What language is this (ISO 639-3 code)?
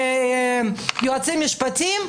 heb